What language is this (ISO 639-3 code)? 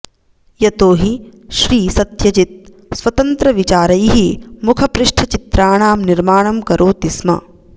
san